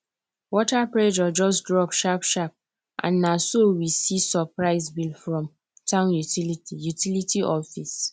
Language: Nigerian Pidgin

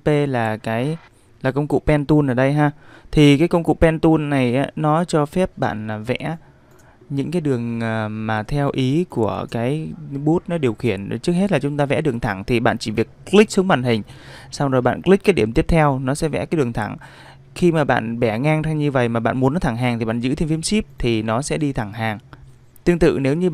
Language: Vietnamese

